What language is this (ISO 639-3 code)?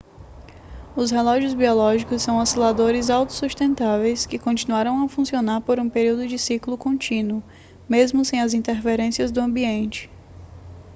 por